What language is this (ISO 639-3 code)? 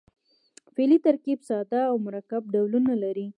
pus